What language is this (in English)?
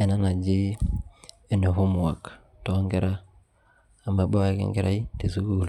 Masai